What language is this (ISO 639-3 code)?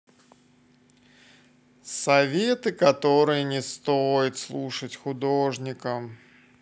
rus